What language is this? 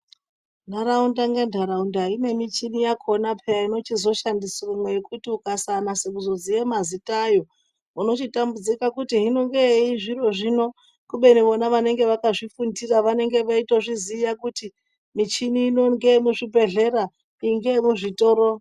Ndau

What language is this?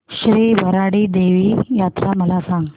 Marathi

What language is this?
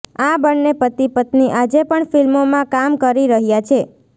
Gujarati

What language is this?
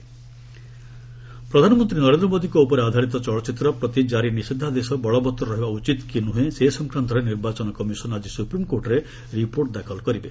Odia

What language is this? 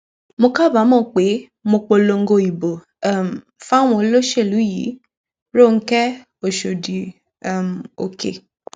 Yoruba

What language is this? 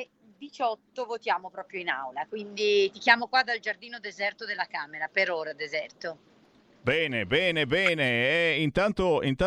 Italian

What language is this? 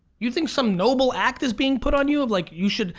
English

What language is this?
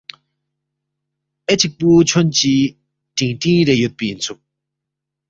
Balti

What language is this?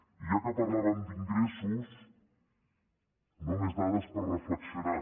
Catalan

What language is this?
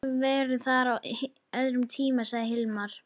Icelandic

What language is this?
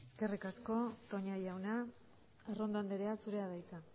Basque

